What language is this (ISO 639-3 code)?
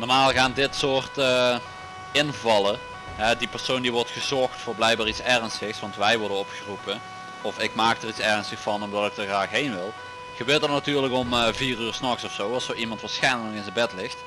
nld